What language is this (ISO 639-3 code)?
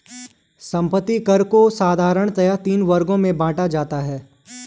hin